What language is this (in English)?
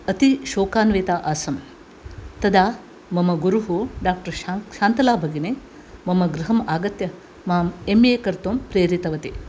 Sanskrit